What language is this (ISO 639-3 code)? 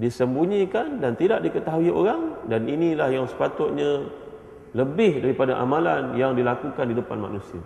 msa